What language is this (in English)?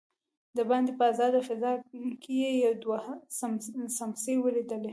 Pashto